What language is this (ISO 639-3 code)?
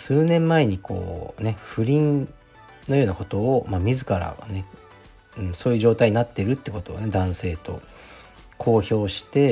jpn